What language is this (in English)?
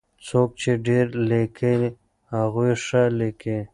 Pashto